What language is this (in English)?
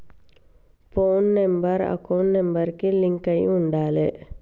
Telugu